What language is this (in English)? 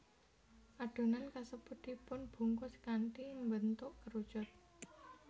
Javanese